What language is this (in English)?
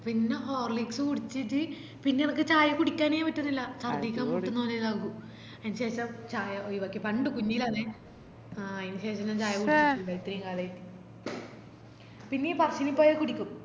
Malayalam